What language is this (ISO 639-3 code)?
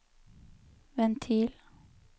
nor